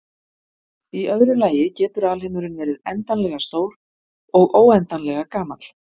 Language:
Icelandic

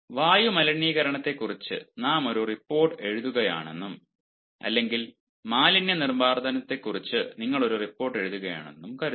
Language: Malayalam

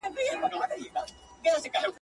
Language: Pashto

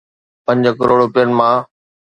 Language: Sindhi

